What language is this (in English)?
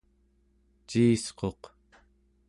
Central Yupik